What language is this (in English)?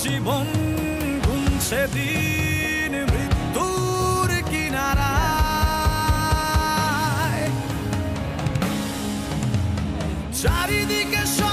Bangla